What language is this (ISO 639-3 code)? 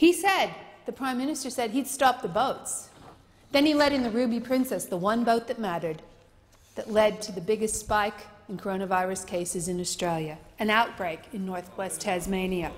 eng